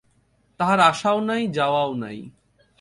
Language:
Bangla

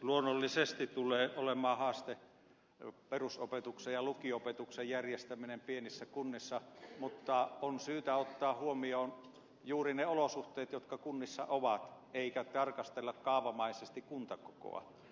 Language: Finnish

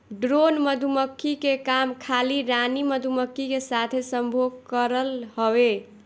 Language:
Bhojpuri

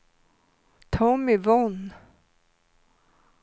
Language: Swedish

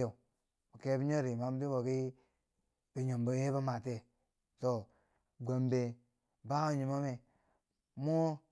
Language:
Bangwinji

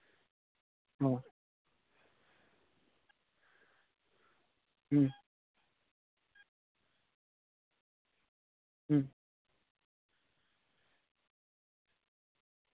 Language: Santali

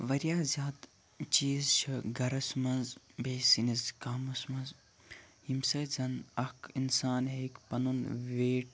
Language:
Kashmiri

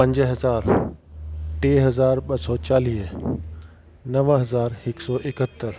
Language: Sindhi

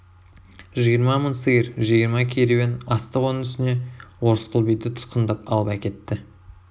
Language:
Kazakh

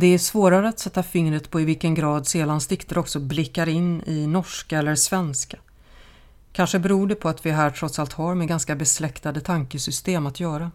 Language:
Swedish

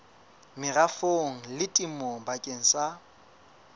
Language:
Southern Sotho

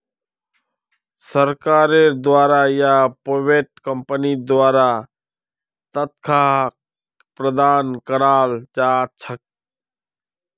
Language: Magahi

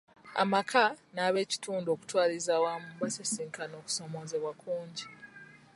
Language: Ganda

